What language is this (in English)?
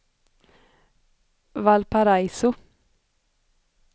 Swedish